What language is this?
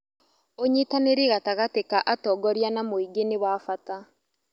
Kikuyu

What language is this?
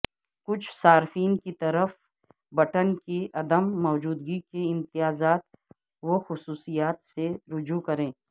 Urdu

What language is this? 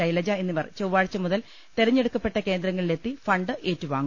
Malayalam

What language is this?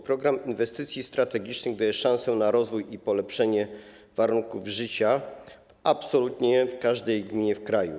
Polish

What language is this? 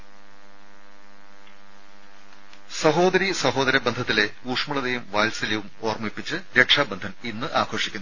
Malayalam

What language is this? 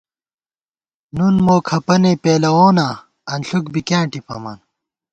Gawar-Bati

